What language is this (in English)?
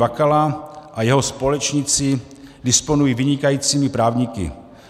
Czech